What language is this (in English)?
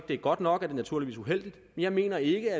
Danish